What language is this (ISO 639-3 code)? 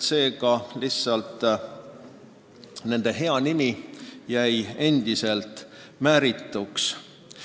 est